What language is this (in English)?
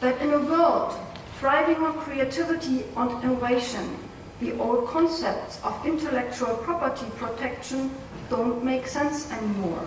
English